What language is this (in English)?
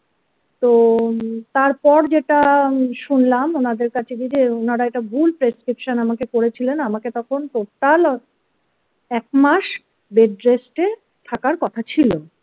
Bangla